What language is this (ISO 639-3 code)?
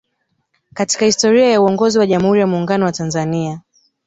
swa